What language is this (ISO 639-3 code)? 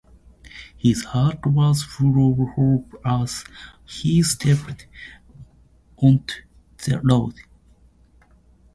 jpn